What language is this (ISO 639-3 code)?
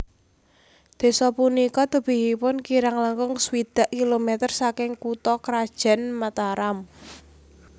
jav